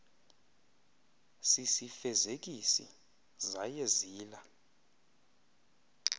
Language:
Xhosa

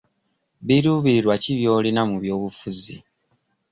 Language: Ganda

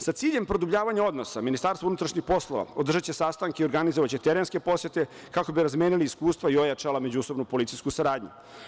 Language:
Serbian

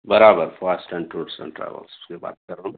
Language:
Urdu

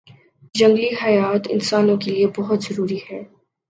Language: Urdu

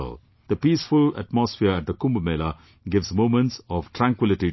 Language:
English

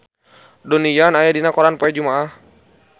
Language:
Sundanese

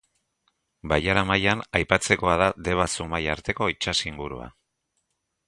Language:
Basque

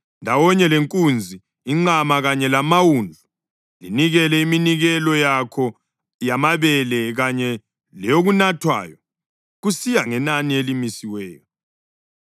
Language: North Ndebele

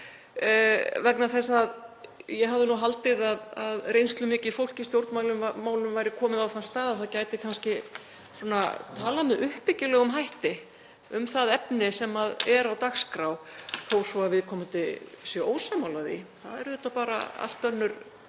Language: Icelandic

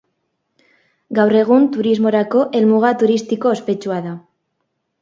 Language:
Basque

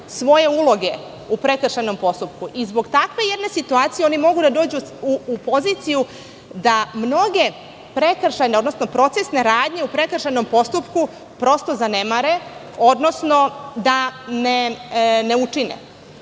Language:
Serbian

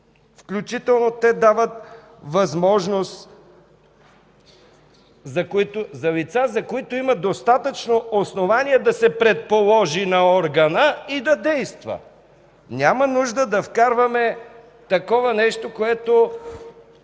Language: Bulgarian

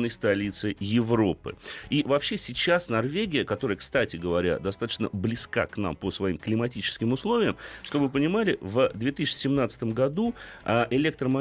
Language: Russian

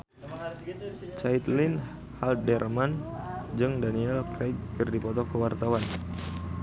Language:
Sundanese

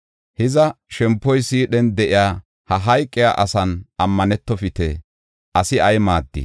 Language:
Gofa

